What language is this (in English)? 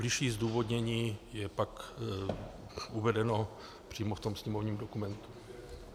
Czech